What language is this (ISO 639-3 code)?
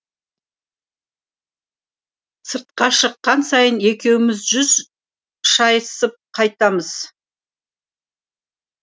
kaz